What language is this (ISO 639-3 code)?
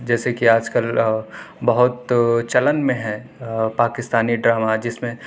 urd